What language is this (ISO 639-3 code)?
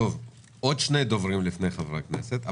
heb